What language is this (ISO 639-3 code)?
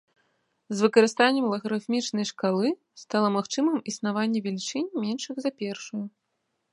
bel